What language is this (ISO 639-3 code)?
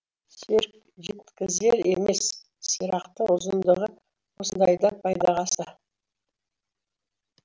kaz